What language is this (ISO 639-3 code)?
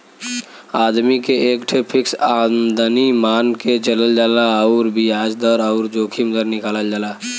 bho